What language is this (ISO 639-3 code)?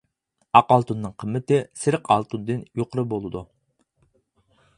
uig